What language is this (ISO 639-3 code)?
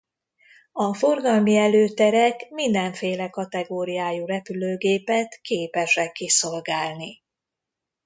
hun